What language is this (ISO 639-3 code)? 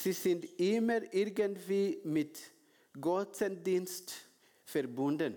deu